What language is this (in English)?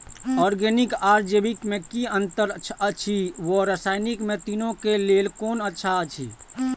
Maithili